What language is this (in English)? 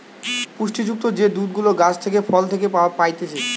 Bangla